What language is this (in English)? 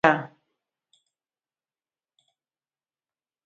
Basque